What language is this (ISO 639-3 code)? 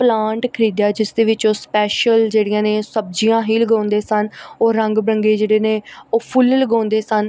pan